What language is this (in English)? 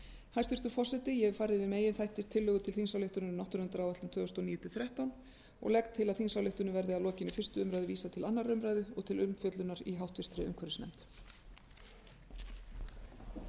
Icelandic